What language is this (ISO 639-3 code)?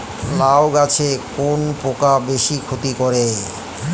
ben